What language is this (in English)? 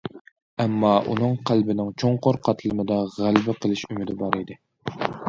Uyghur